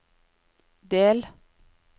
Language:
Norwegian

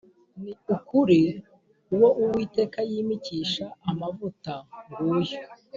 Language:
Kinyarwanda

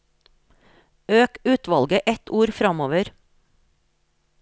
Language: Norwegian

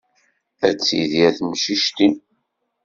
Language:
Kabyle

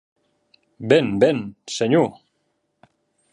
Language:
Occitan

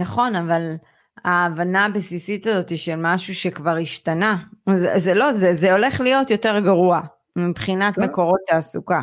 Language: Hebrew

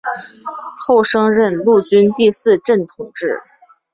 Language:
Chinese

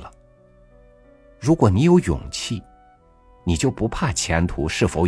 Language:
Chinese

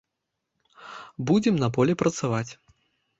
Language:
Belarusian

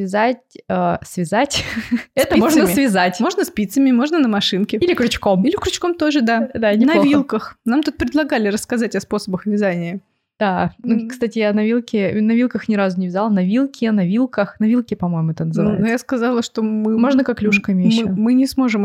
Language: Russian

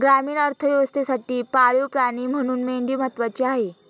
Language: Marathi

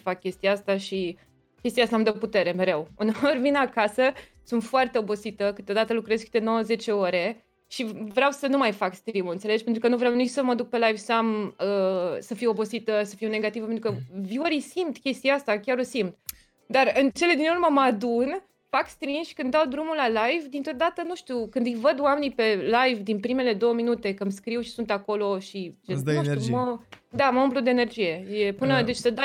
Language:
Romanian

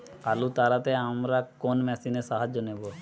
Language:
Bangla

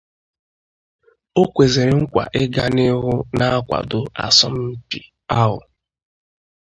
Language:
Igbo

